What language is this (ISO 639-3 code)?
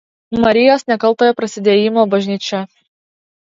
lit